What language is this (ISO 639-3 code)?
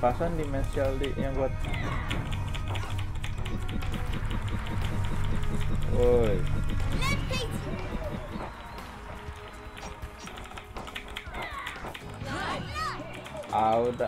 ind